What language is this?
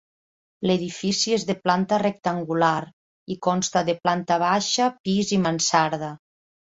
Catalan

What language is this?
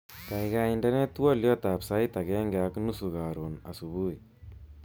Kalenjin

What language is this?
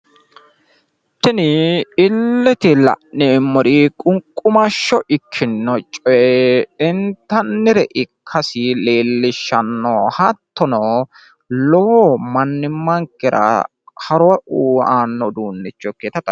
Sidamo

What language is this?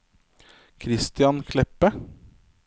Norwegian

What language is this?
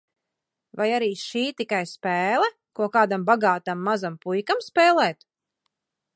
Latvian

